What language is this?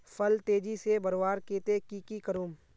Magahi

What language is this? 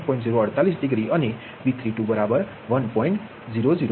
Gujarati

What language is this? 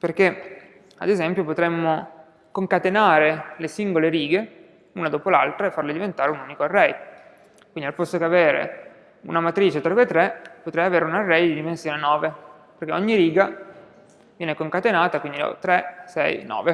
Italian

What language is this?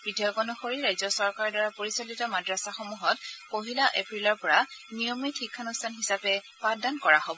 Assamese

